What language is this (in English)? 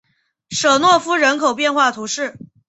Chinese